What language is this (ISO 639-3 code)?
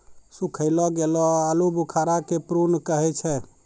mai